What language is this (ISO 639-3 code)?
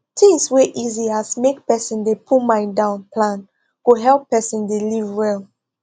pcm